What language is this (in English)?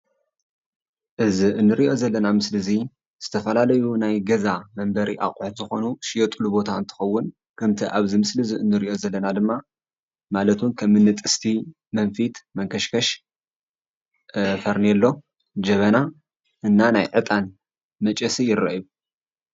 Tigrinya